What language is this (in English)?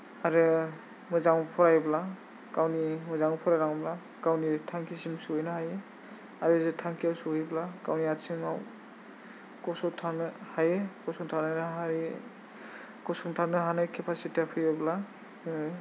Bodo